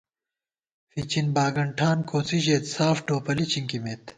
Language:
Gawar-Bati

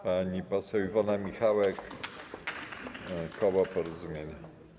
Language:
Polish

